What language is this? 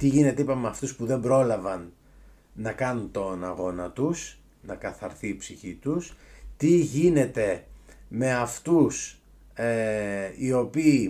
Greek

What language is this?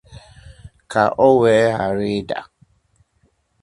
Igbo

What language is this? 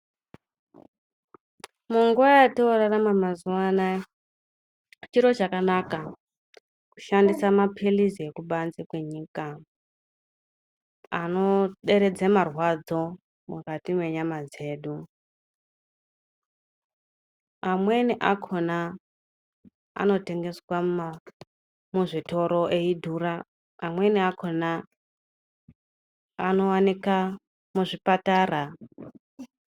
Ndau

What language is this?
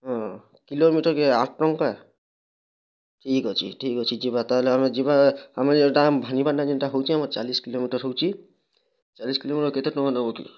Odia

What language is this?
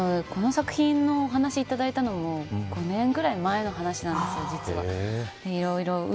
Japanese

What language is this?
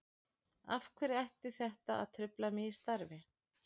Icelandic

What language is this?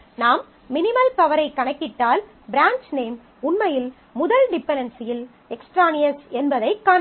Tamil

